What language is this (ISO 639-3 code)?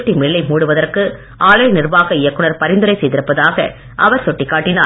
tam